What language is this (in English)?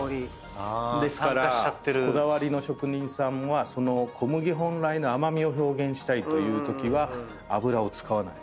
Japanese